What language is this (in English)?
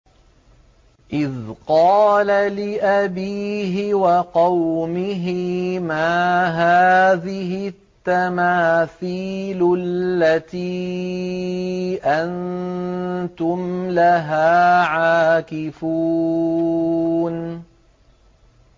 Arabic